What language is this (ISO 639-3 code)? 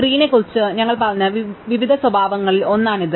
mal